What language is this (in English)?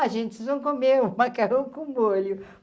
Portuguese